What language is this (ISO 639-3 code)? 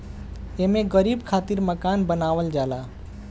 bho